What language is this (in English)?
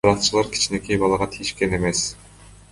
Kyrgyz